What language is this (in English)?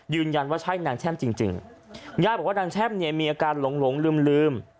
Thai